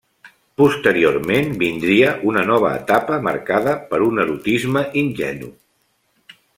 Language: Catalan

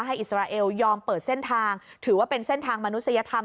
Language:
Thai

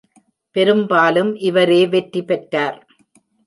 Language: Tamil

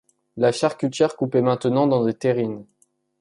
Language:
French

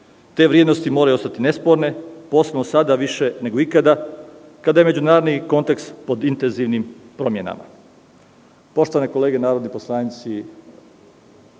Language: Serbian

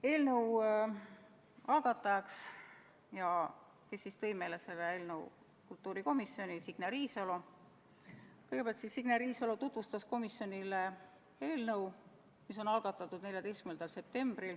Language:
Estonian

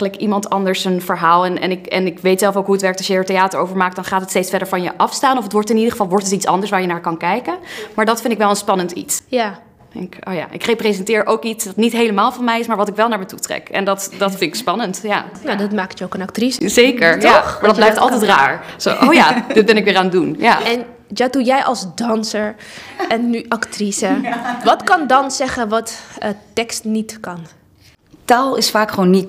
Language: Dutch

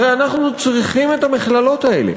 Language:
Hebrew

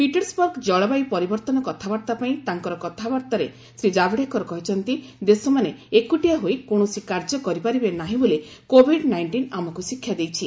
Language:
Odia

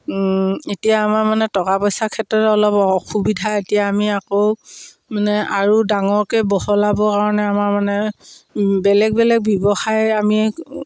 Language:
Assamese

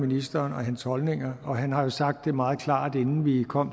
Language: Danish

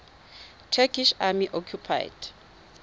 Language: Tswana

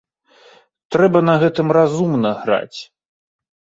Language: Belarusian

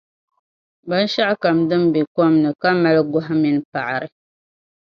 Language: Dagbani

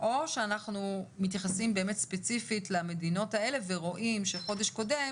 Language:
Hebrew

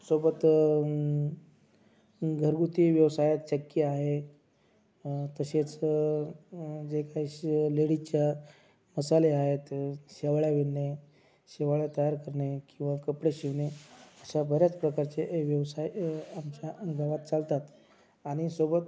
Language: Marathi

